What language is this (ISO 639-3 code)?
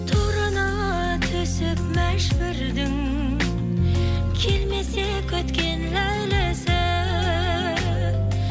kaz